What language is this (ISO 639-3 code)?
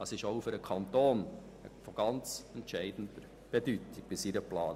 gsw